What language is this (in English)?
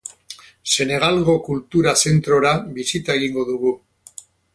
Basque